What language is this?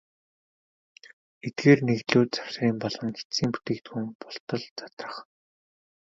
Mongolian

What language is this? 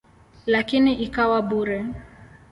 Swahili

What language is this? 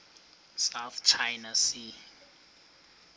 Xhosa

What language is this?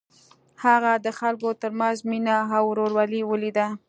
Pashto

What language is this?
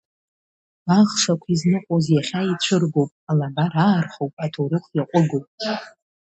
Abkhazian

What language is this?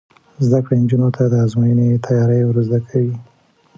Pashto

